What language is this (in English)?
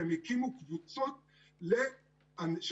Hebrew